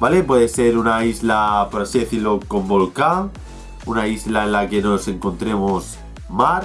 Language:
Spanish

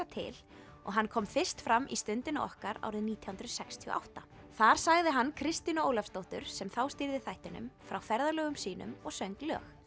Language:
Icelandic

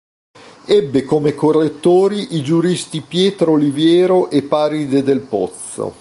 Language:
Italian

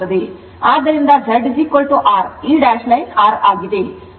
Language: Kannada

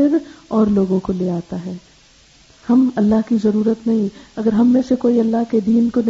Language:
Urdu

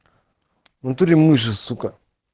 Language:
Russian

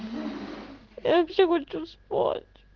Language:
Russian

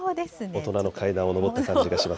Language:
Japanese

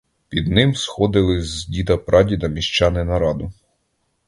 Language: Ukrainian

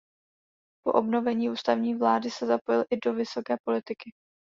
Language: Czech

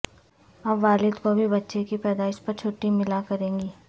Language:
Urdu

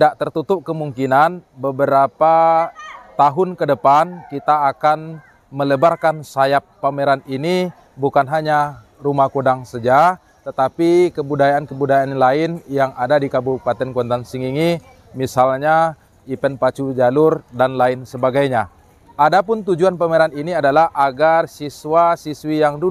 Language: Indonesian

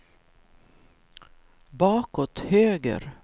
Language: Swedish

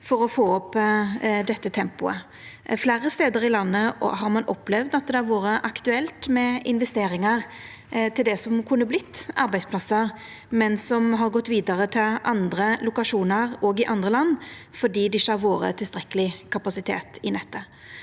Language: Norwegian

